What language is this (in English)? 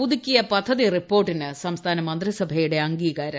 Malayalam